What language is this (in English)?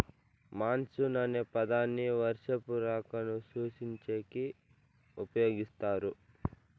Telugu